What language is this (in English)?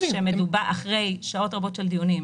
Hebrew